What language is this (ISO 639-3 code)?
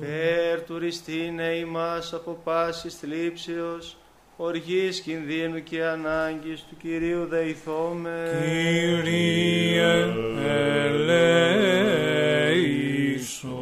ell